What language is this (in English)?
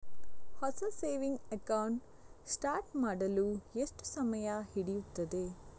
Kannada